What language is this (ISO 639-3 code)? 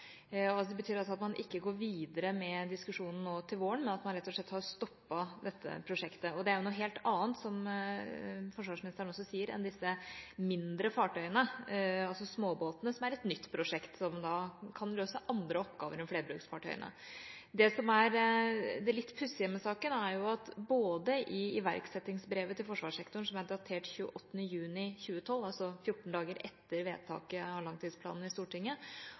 nob